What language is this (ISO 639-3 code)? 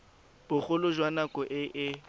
tsn